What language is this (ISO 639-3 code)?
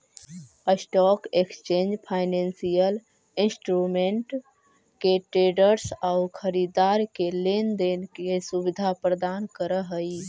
mag